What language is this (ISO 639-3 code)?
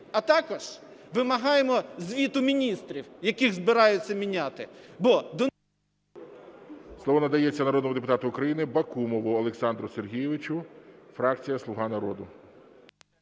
ukr